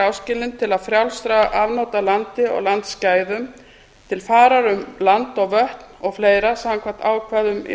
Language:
Icelandic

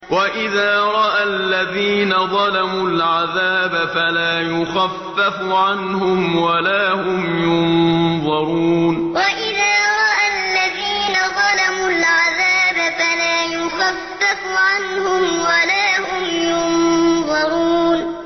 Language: Arabic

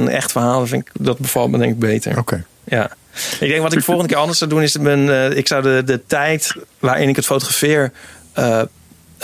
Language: Dutch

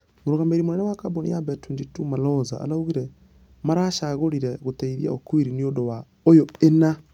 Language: Kikuyu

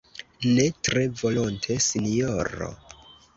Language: Esperanto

